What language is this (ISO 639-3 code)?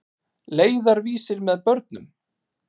isl